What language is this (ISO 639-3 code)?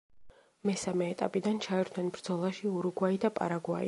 kat